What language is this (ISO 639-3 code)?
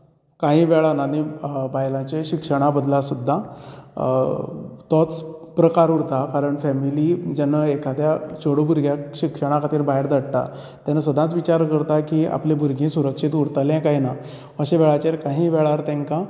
kok